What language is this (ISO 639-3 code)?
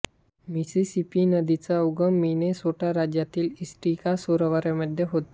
mar